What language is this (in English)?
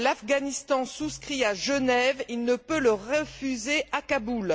French